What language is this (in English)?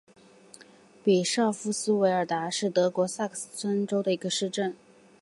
Chinese